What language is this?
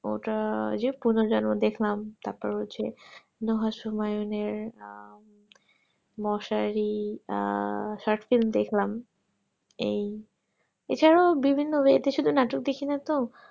Bangla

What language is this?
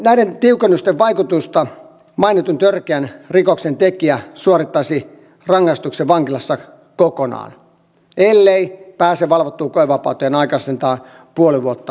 Finnish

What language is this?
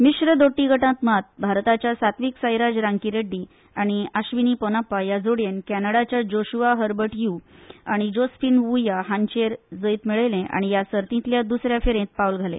Konkani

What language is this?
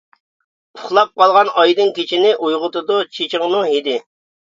Uyghur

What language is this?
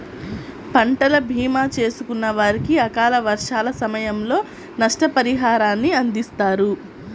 Telugu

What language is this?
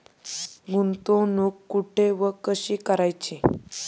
Marathi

